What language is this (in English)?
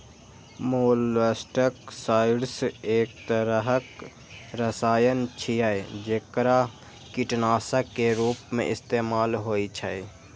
Maithili